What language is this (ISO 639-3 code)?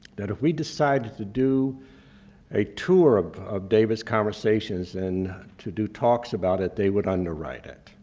eng